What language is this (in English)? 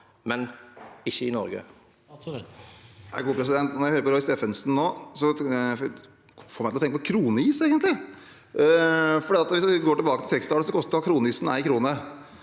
Norwegian